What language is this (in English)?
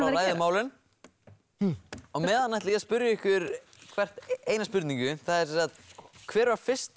Icelandic